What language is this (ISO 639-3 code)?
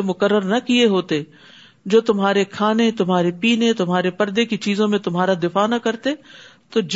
urd